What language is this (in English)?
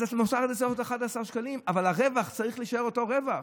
Hebrew